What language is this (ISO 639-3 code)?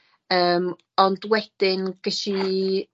cym